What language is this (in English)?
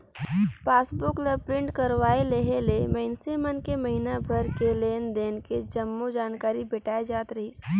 Chhattisgarhi